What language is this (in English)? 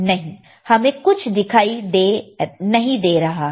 Hindi